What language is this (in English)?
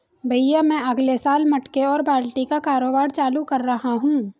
Hindi